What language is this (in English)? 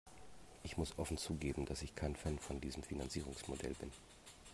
German